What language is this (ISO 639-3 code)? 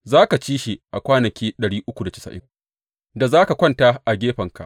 hau